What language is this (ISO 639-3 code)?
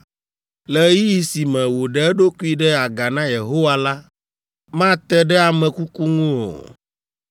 ewe